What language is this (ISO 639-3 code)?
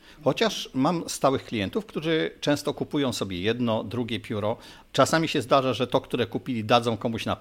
pol